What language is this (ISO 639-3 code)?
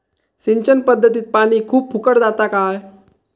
mar